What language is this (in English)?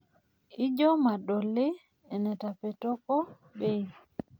Masai